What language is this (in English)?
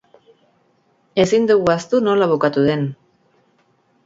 Basque